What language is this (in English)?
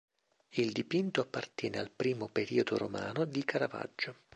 Italian